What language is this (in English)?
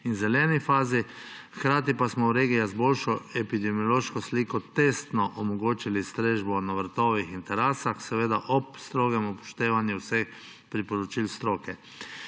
Slovenian